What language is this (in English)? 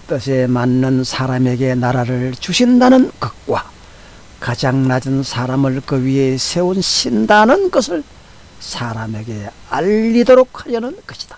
Korean